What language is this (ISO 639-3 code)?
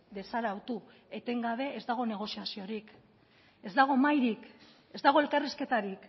eus